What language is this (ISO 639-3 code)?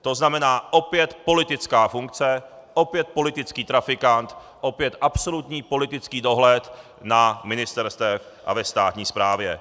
ces